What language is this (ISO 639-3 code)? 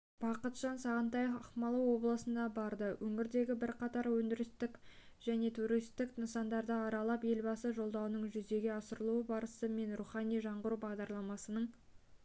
kaz